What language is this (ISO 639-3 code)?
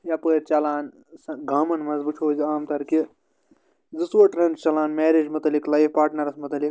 kas